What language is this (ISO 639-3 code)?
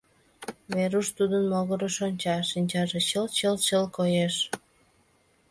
chm